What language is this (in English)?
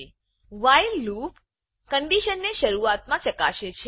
Gujarati